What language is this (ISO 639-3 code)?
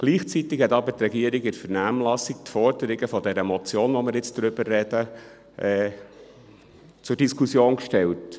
gsw